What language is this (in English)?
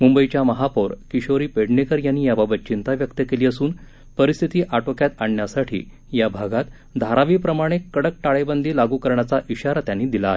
Marathi